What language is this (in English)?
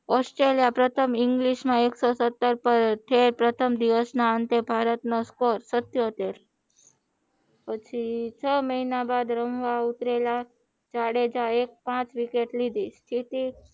Gujarati